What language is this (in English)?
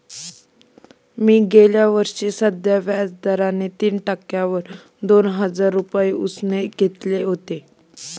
Marathi